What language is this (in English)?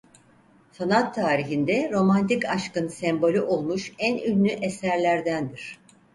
Turkish